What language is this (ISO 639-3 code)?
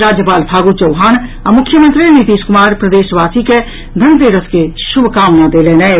mai